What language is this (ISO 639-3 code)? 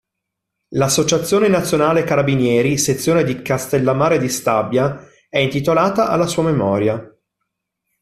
ita